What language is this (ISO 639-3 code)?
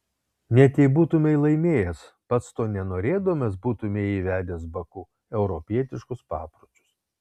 lit